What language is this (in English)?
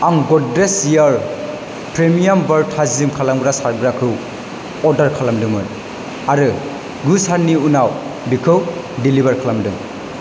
Bodo